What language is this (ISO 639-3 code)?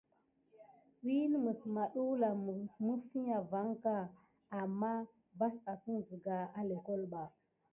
gid